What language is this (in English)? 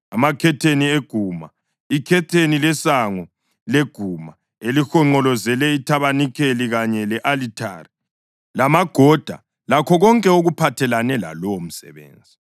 North Ndebele